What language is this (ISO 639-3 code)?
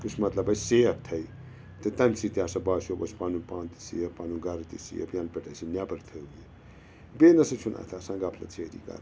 kas